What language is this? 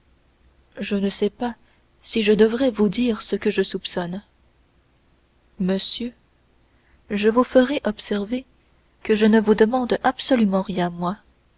French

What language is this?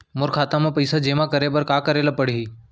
Chhattisgarhi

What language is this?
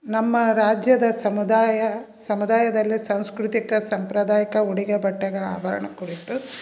Kannada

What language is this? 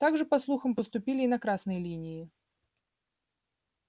Russian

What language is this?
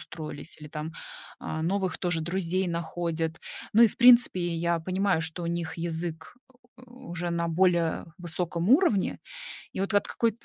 Russian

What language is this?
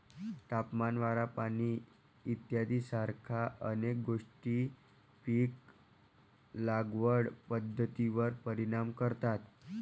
Marathi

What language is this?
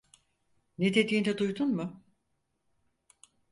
Turkish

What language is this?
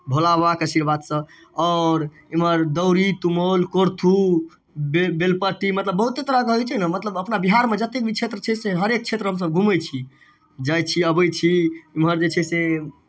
Maithili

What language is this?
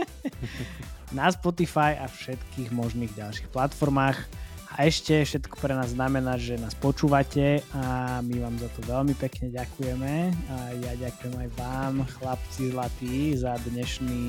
Slovak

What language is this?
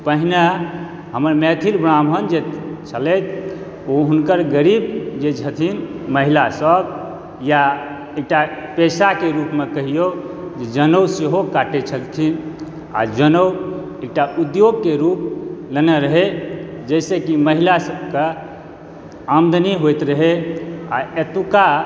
Maithili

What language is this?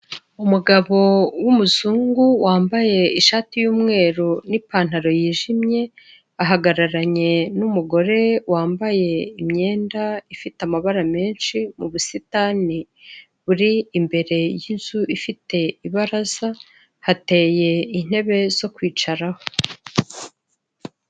Kinyarwanda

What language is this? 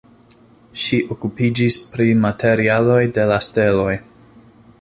Esperanto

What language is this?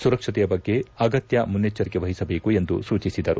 Kannada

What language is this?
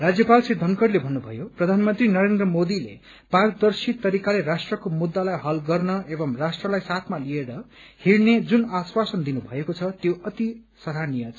Nepali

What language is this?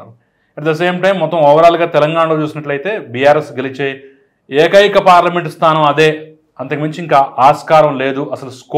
Telugu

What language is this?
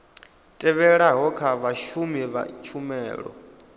Venda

